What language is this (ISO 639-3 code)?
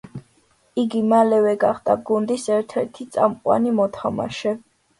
kat